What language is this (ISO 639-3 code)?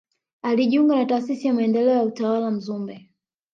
swa